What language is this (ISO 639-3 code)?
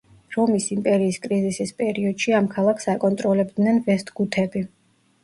kat